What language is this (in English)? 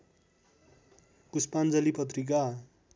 Nepali